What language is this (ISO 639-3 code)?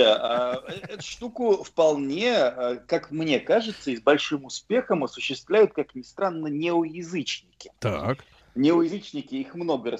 rus